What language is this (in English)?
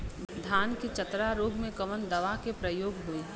Bhojpuri